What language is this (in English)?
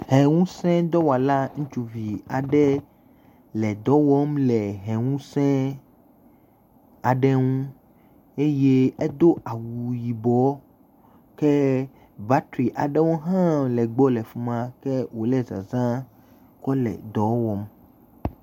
Ewe